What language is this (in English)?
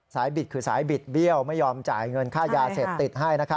Thai